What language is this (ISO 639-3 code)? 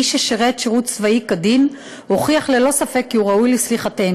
heb